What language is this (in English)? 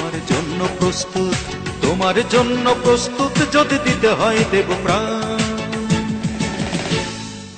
Hindi